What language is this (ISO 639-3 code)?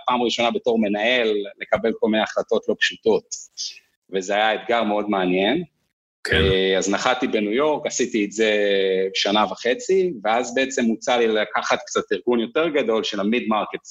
heb